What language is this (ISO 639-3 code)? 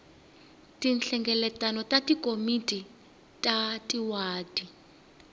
tso